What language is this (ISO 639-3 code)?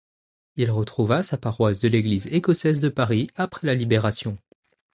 fra